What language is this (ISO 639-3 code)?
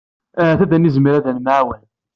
kab